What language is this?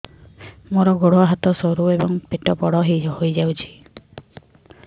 Odia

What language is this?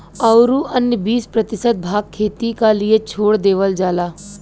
Bhojpuri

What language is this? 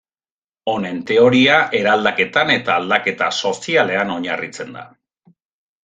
Basque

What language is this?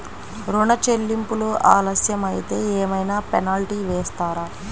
Telugu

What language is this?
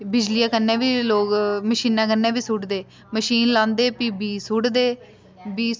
Dogri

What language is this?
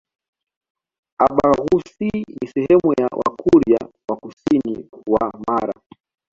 Swahili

